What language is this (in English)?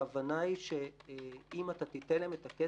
Hebrew